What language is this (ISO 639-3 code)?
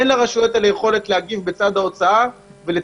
heb